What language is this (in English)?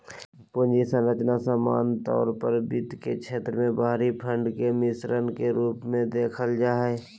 Magahi